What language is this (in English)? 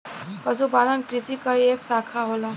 Bhojpuri